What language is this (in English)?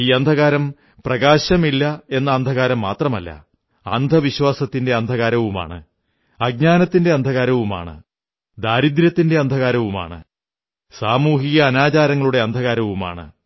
Malayalam